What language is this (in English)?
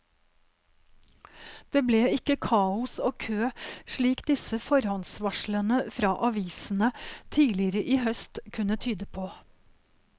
Norwegian